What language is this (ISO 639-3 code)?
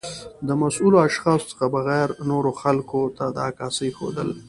pus